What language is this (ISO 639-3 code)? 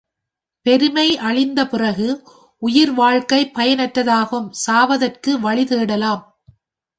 tam